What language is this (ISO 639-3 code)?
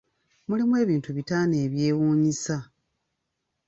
lug